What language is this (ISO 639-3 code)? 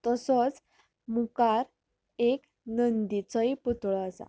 kok